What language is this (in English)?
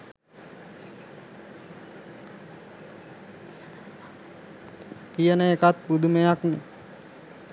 Sinhala